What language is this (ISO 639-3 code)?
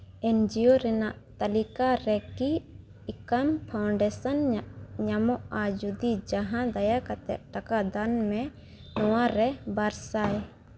sat